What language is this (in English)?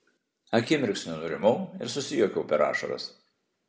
Lithuanian